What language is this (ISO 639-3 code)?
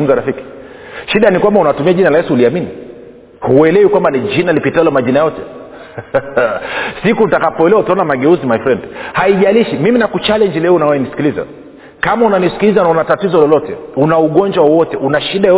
swa